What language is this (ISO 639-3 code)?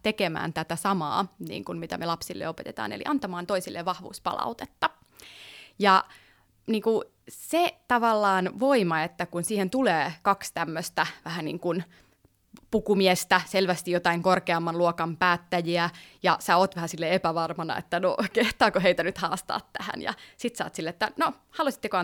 fin